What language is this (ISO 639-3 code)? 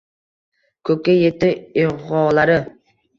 uzb